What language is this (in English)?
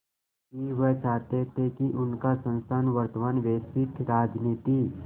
Hindi